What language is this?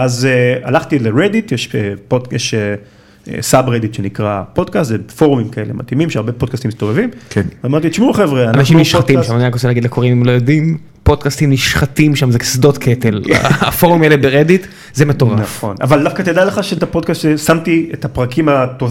Hebrew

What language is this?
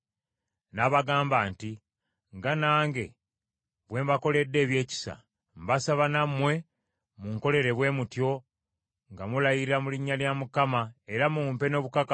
Ganda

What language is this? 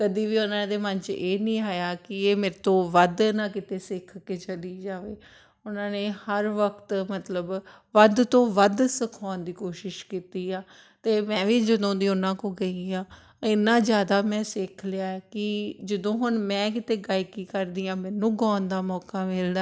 Punjabi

